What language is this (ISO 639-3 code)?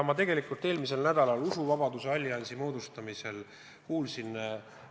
est